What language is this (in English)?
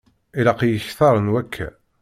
Kabyle